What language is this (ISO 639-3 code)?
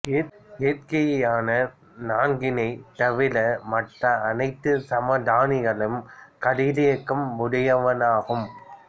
tam